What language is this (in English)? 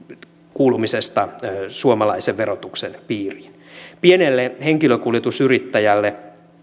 Finnish